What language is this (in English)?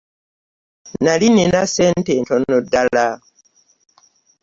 Ganda